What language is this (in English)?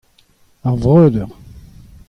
Breton